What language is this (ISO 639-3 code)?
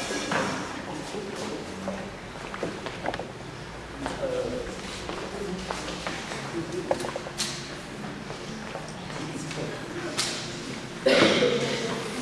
ara